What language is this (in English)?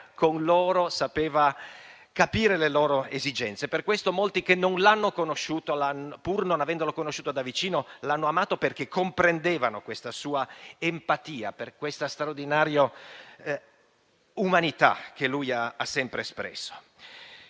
Italian